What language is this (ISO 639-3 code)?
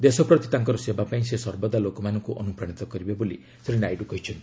ori